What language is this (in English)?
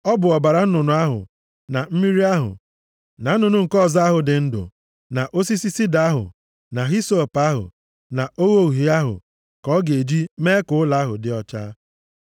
Igbo